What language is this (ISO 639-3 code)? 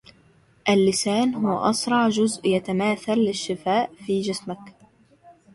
ara